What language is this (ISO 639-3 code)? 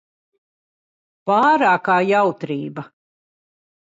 lav